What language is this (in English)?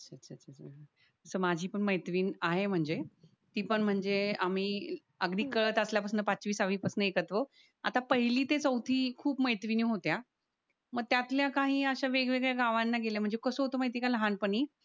Marathi